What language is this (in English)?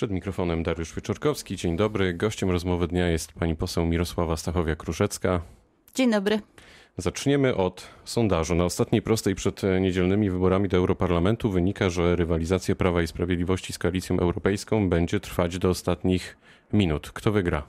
Polish